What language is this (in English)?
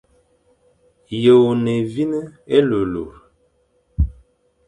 Fang